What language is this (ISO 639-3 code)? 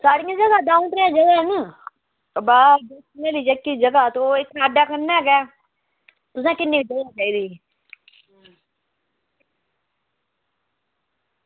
doi